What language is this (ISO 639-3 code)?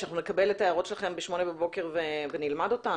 heb